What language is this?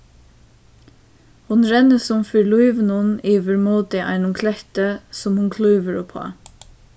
Faroese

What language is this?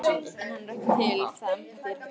Icelandic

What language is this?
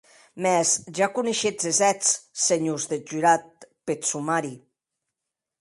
Occitan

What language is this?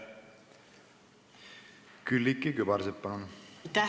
Estonian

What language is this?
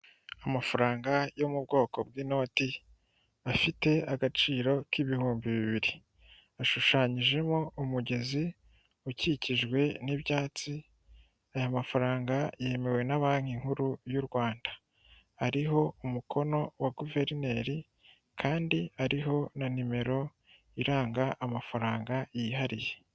Kinyarwanda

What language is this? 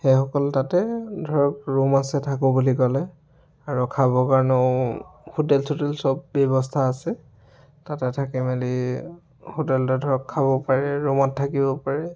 Assamese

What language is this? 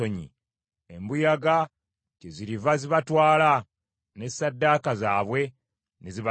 Ganda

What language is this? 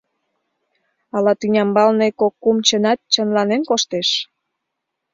Mari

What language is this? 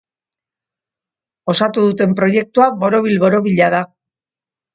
Basque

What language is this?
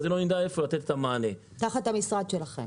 Hebrew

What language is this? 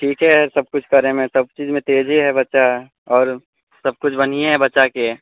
Maithili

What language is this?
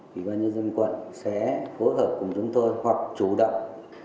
Vietnamese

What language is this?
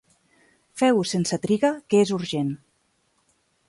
Catalan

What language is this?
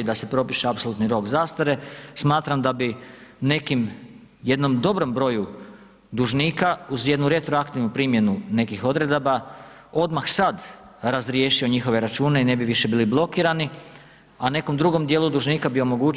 Croatian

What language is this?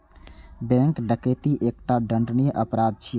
Maithili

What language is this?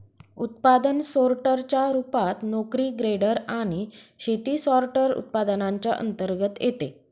Marathi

